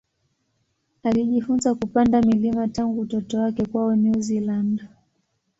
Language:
Swahili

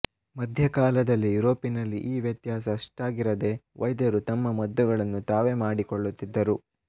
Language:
Kannada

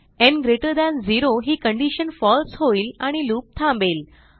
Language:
Marathi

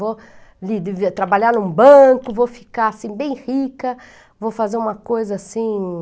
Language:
Portuguese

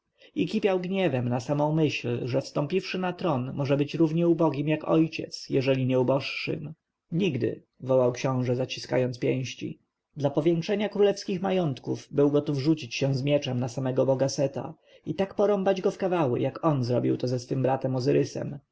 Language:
Polish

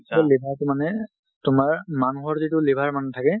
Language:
Assamese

